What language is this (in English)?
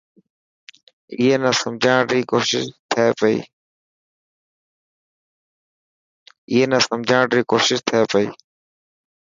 Dhatki